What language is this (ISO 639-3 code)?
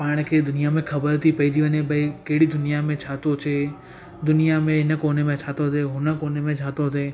snd